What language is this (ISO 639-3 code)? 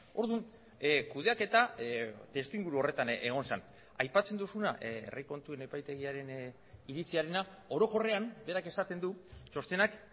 eus